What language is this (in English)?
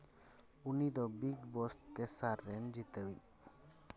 Santali